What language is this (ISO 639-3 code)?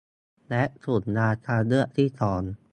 tha